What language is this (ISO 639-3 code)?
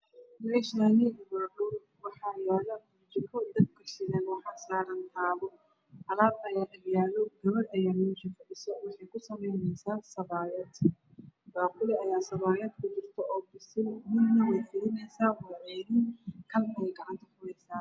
som